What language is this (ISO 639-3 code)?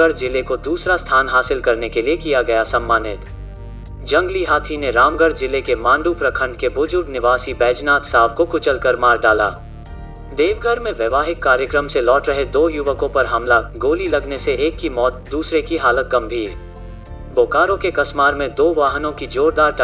hin